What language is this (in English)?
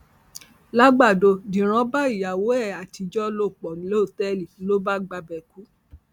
Yoruba